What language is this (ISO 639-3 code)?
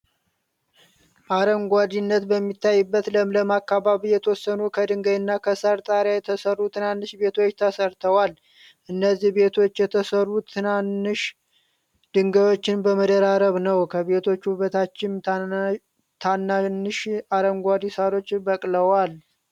amh